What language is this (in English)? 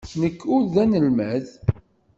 Kabyle